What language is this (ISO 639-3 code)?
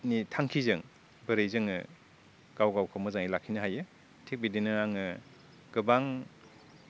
brx